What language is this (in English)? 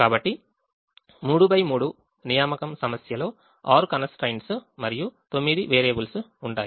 Telugu